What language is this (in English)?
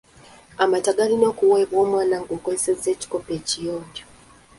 Ganda